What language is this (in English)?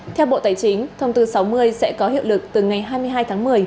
Vietnamese